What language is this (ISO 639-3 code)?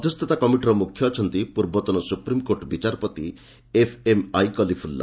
ori